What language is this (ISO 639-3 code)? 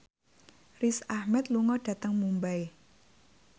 jav